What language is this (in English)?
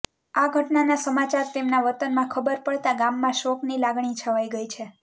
Gujarati